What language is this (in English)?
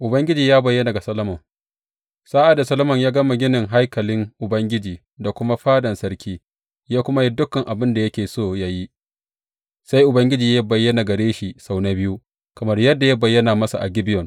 Hausa